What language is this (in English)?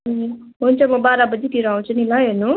Nepali